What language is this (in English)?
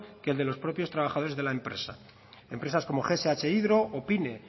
Spanish